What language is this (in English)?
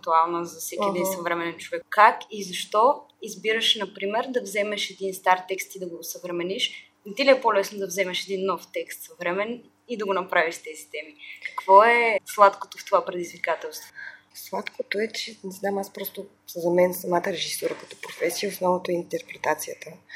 Bulgarian